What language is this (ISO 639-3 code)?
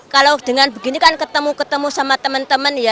ind